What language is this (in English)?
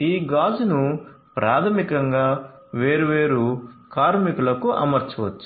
Telugu